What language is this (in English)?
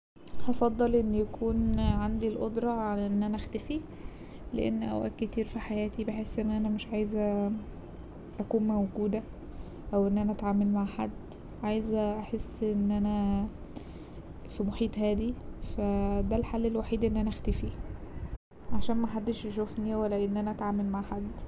Egyptian Arabic